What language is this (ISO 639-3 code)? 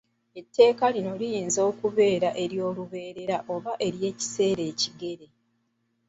lug